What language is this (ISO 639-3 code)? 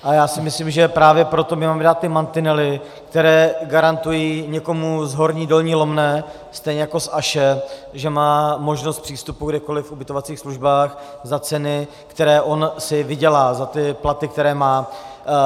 ces